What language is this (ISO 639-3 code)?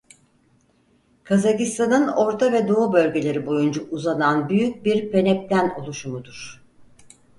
tur